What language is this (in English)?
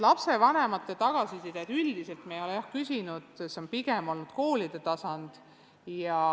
Estonian